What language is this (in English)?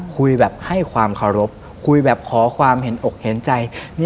Thai